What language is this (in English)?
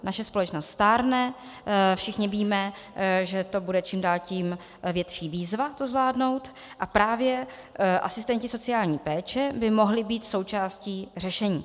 Czech